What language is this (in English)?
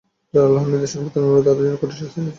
Bangla